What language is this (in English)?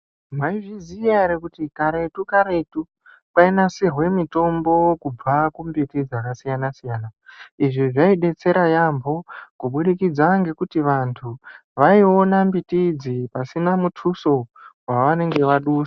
Ndau